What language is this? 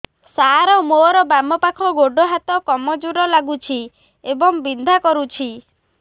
Odia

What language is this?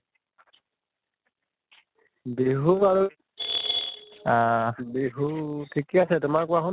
Assamese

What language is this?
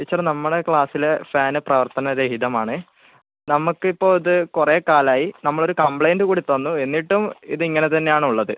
Malayalam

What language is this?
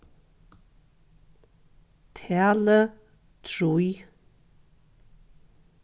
Faroese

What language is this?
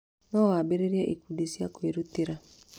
Kikuyu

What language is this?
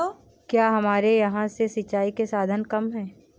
Hindi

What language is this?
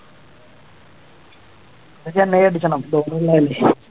Malayalam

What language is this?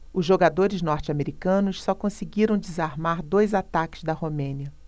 Portuguese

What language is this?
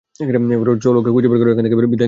Bangla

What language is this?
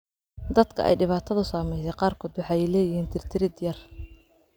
Somali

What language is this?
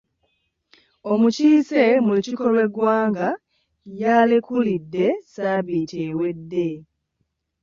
Ganda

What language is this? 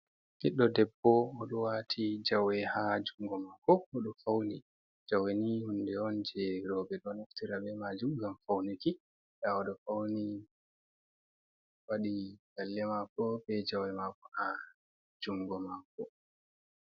Fula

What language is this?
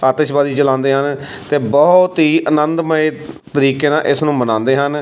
Punjabi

